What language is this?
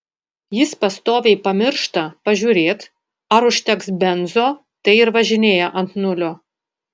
Lithuanian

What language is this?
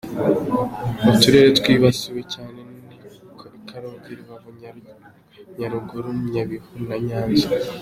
Kinyarwanda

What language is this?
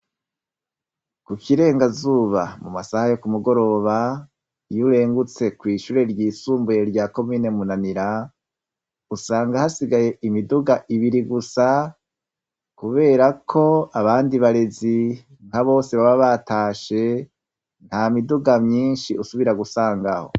Rundi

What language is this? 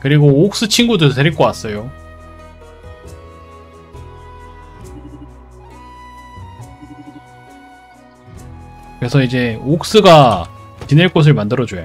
Korean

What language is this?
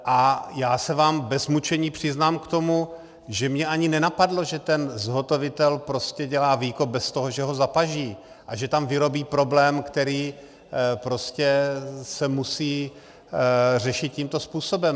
Czech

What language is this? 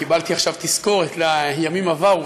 Hebrew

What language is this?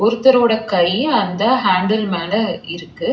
Tamil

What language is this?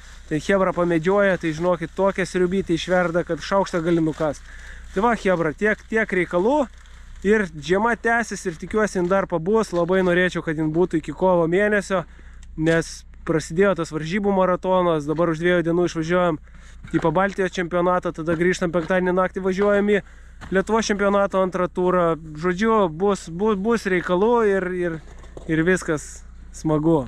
Lithuanian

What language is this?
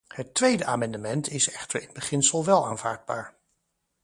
Dutch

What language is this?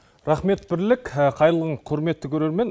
Kazakh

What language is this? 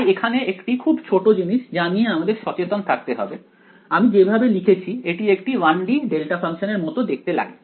Bangla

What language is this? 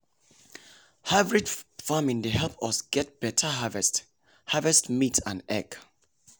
Nigerian Pidgin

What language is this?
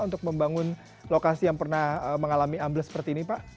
Indonesian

